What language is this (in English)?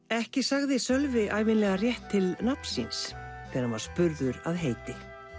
Icelandic